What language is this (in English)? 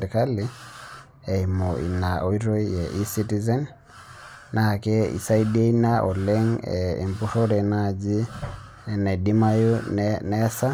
Masai